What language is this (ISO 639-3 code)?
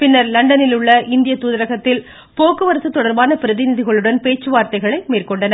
tam